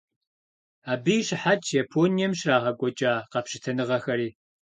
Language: Kabardian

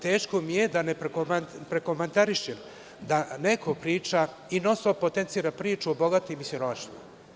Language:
Serbian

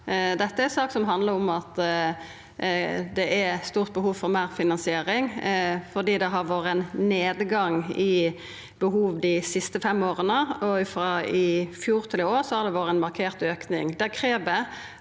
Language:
Norwegian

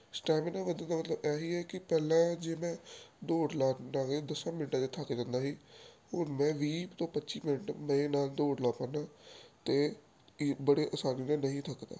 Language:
Punjabi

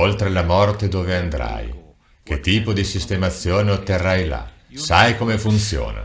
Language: Italian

